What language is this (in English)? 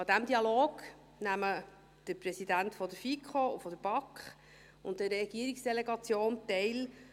Swiss German